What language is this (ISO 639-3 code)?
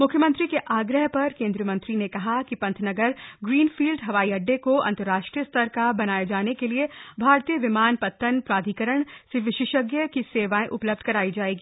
hin